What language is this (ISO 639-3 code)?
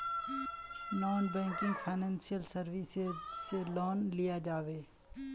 mag